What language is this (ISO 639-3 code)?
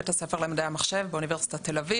heb